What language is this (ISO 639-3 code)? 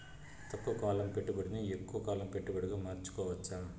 tel